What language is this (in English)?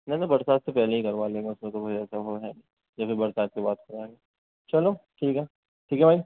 Urdu